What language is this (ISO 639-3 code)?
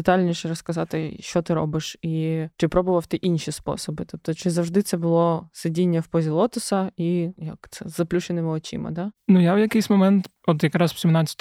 ukr